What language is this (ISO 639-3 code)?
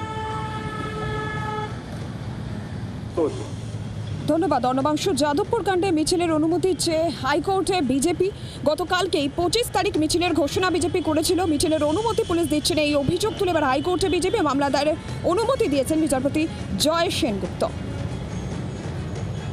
ron